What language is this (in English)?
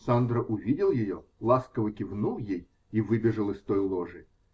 Russian